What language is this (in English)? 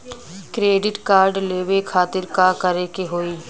Bhojpuri